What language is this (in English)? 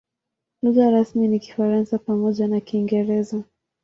Swahili